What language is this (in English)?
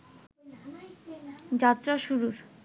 Bangla